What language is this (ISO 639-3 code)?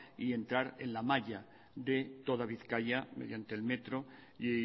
spa